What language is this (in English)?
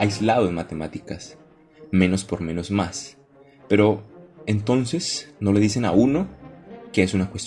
Spanish